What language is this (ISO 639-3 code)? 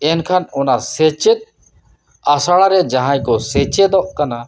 sat